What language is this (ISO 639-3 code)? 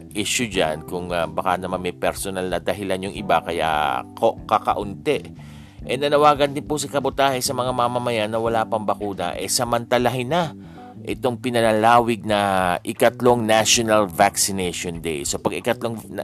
fil